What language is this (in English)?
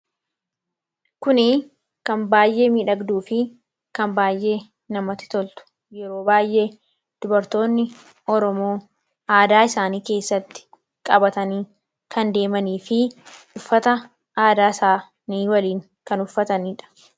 Oromo